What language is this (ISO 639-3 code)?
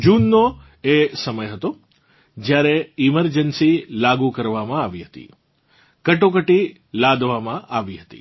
guj